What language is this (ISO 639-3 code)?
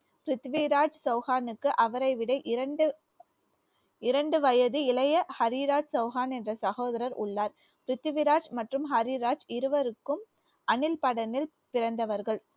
tam